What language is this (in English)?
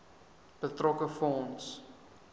Afrikaans